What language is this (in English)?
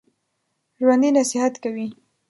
Pashto